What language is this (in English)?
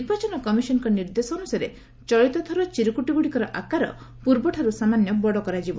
Odia